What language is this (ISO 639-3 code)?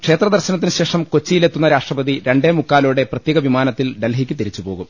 mal